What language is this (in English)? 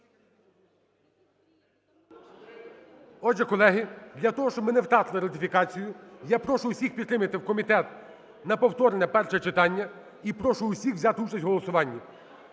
Ukrainian